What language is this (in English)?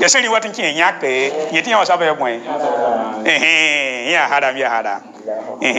Arabic